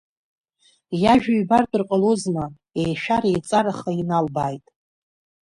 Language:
Abkhazian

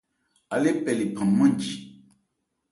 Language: Ebrié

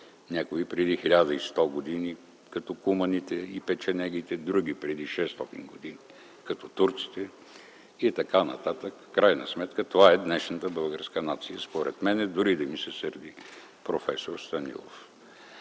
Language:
Bulgarian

